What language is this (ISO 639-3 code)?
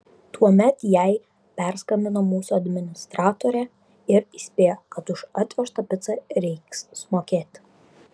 lit